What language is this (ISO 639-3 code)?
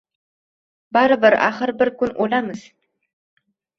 uzb